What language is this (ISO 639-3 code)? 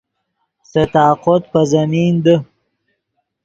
ydg